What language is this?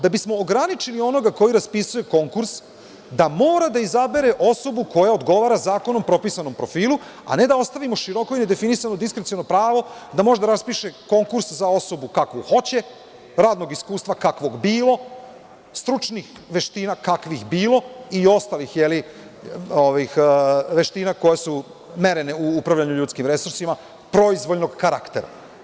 Serbian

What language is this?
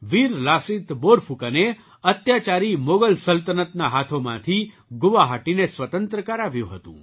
Gujarati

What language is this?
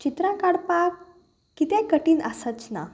Konkani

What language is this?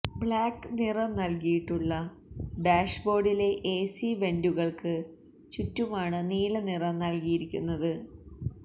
Malayalam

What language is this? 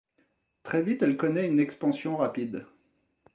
French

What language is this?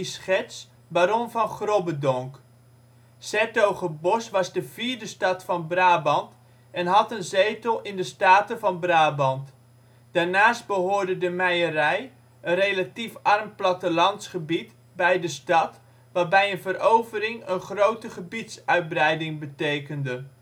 Dutch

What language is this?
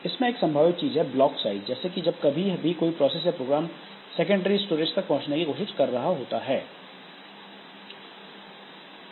Hindi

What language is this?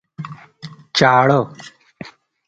Pashto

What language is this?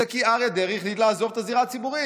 Hebrew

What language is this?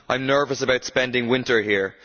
English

